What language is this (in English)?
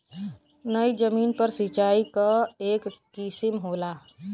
Bhojpuri